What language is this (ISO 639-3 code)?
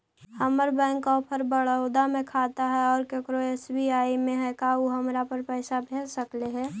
mag